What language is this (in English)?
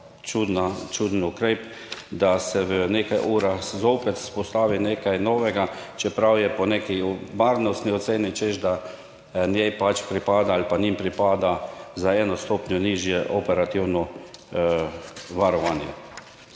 Slovenian